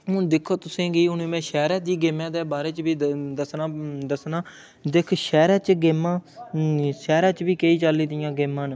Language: Dogri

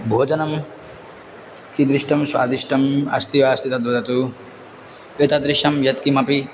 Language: Sanskrit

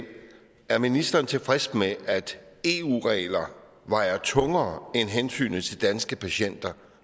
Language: Danish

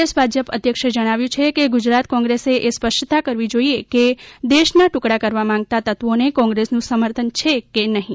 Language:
Gujarati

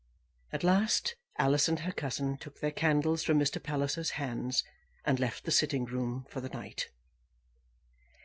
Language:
English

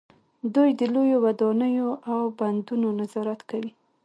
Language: Pashto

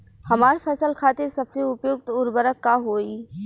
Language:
Bhojpuri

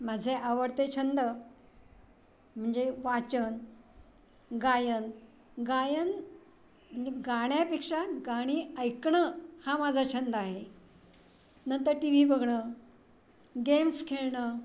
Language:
Marathi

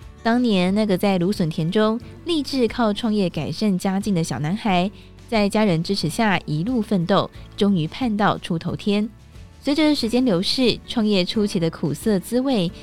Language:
Chinese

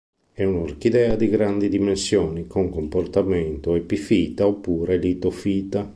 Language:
Italian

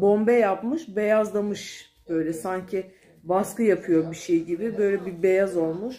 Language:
Turkish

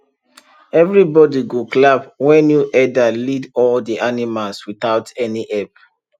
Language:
Nigerian Pidgin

